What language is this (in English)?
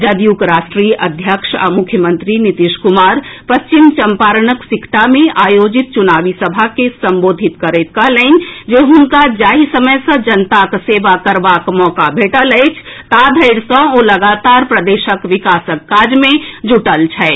Maithili